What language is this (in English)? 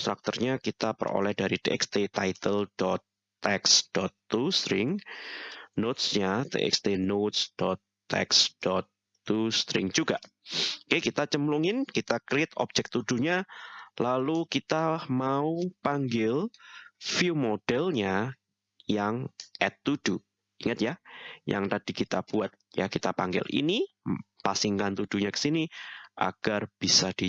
Indonesian